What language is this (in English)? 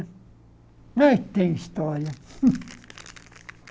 Portuguese